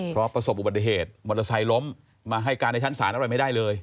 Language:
Thai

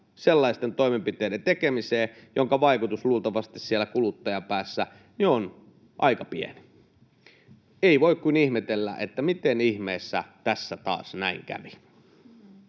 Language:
Finnish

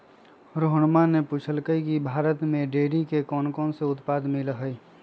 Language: Magahi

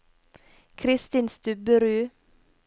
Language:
Norwegian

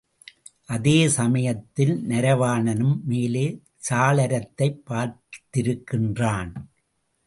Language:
Tamil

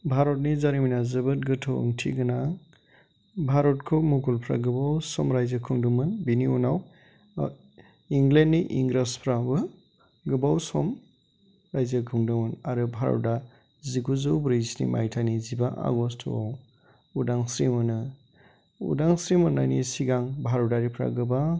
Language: Bodo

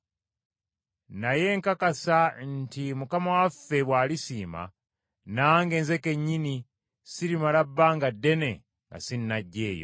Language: Ganda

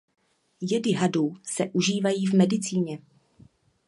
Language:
Czech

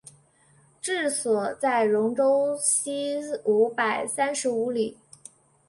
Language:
Chinese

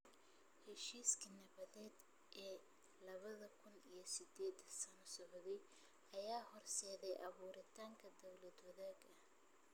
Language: Somali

